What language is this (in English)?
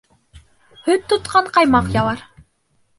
Bashkir